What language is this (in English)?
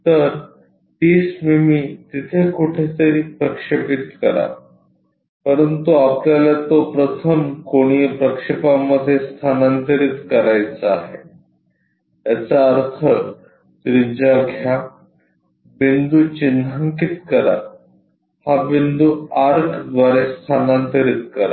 Marathi